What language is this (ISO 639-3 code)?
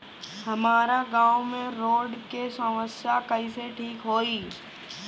bho